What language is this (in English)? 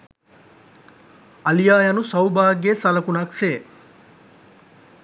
Sinhala